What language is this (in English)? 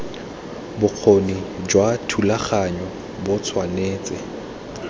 Tswana